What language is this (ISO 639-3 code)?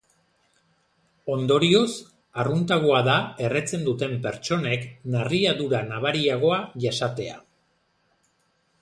eus